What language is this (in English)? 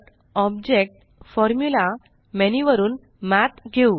Marathi